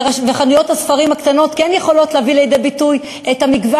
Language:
Hebrew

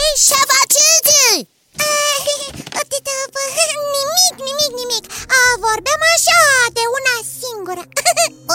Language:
Romanian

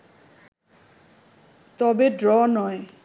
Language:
Bangla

